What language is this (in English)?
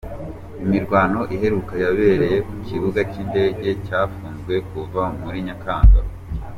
Kinyarwanda